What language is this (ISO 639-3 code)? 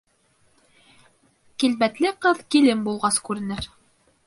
bak